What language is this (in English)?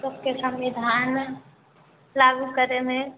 Maithili